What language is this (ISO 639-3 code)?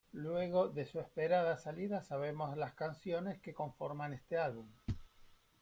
spa